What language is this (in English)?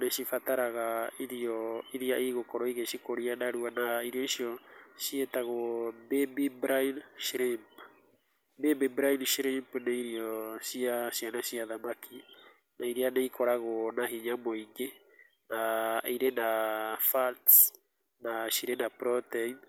Kikuyu